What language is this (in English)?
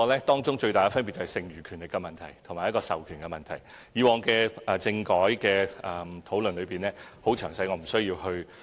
Cantonese